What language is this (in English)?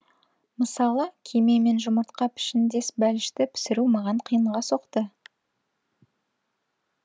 Kazakh